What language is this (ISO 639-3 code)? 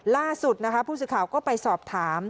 tha